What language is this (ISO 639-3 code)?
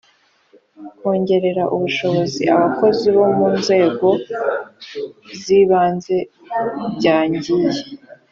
kin